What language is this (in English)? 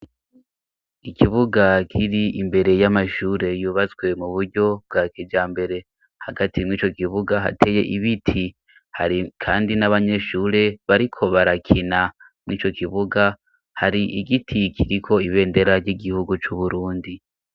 Rundi